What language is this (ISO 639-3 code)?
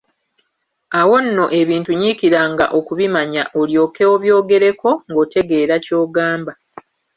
lug